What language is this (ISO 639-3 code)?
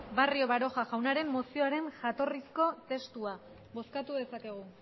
eus